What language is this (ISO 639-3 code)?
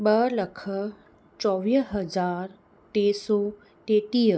snd